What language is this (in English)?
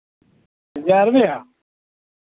Dogri